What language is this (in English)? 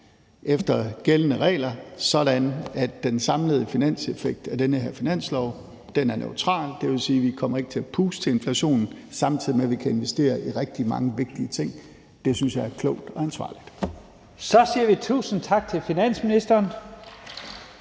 Danish